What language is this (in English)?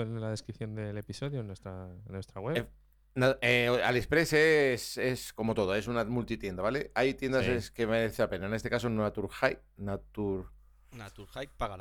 Spanish